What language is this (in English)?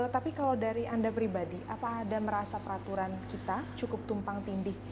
Indonesian